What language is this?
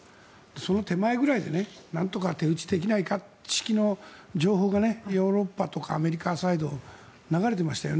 Japanese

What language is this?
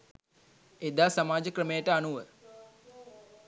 Sinhala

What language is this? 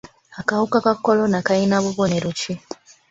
Ganda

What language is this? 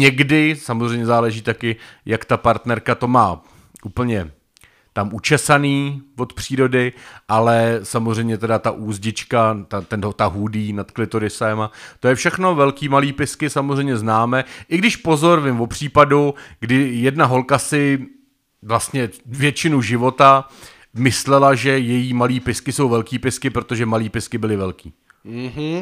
Czech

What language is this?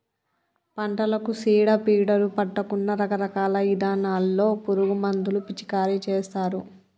Telugu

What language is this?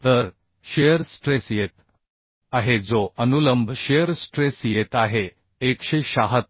Marathi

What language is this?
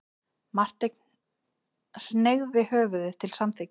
Icelandic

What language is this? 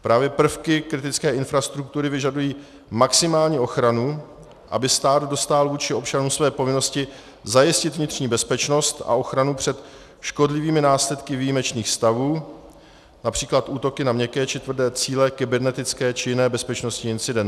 Czech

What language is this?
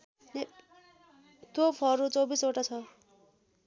Nepali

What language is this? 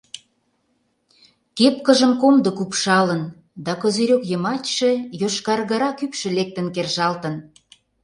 Mari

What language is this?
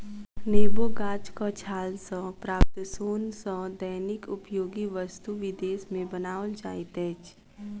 Maithili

